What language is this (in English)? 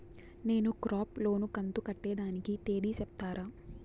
Telugu